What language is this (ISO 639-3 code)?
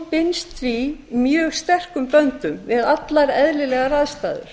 isl